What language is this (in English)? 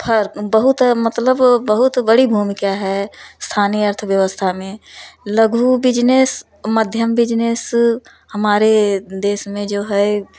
Hindi